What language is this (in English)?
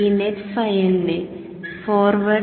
Malayalam